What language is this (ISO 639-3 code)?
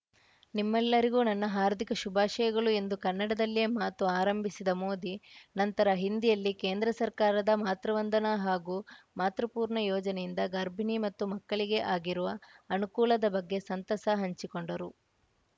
kan